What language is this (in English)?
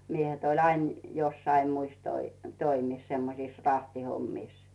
Finnish